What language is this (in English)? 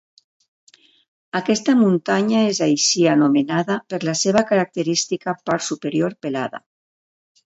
Catalan